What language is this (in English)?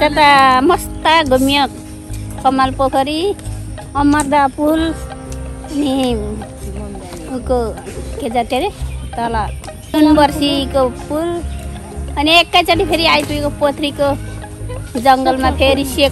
Indonesian